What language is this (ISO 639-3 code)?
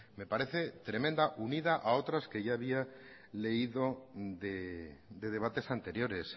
spa